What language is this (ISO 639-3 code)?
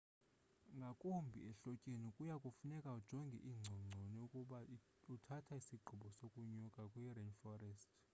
xho